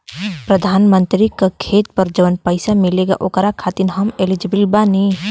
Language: Bhojpuri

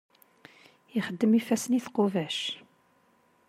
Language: Kabyle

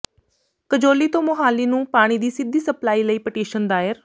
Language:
Punjabi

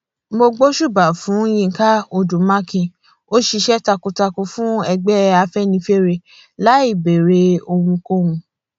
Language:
Yoruba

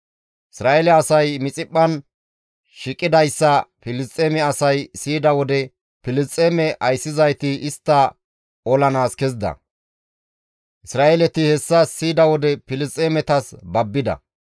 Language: Gamo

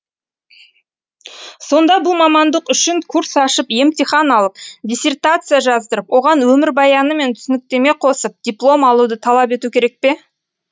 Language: Kazakh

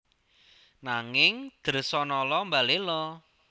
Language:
Javanese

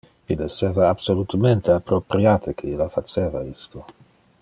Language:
Interlingua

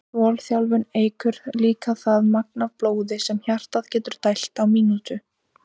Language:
Icelandic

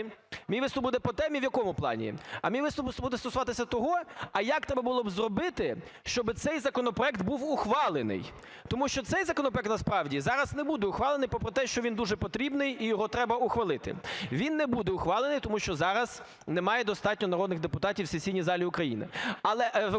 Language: Ukrainian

